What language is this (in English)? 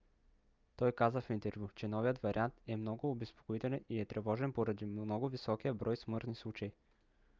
Bulgarian